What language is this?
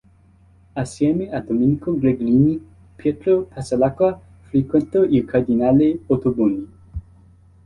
Italian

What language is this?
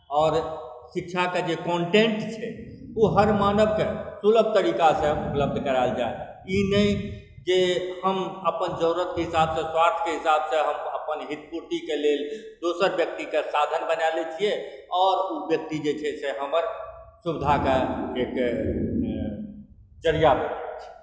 Maithili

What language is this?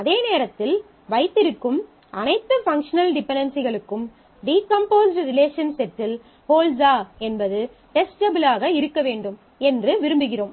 Tamil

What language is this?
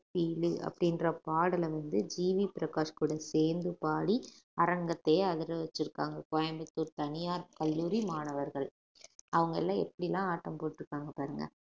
Tamil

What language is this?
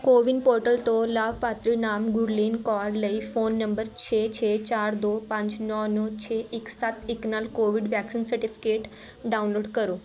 Punjabi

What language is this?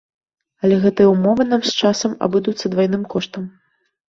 Belarusian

